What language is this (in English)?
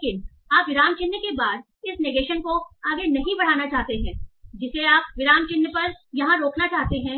Hindi